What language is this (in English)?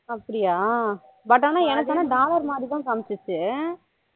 Tamil